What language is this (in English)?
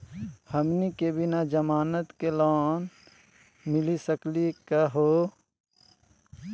Magahi